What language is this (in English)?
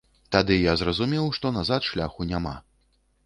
Belarusian